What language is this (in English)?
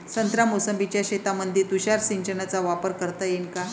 Marathi